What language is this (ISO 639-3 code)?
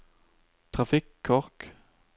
nor